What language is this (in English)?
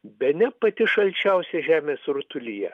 Lithuanian